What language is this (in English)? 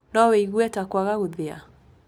Kikuyu